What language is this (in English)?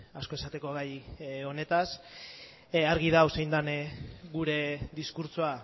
Basque